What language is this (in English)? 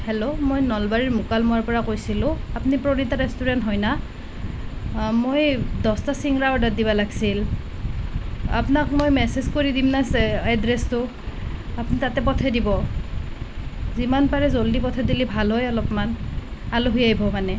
Assamese